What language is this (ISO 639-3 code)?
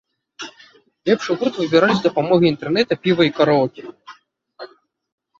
bel